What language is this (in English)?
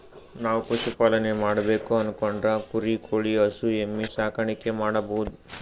Kannada